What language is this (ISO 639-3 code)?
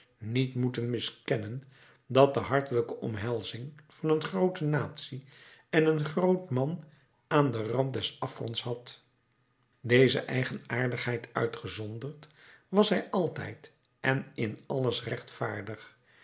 nld